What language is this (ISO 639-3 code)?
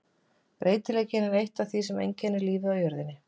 isl